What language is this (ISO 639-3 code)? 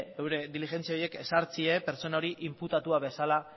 eus